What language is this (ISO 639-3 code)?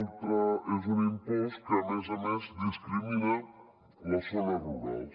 cat